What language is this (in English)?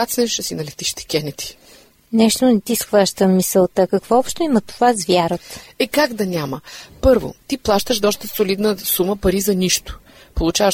Bulgarian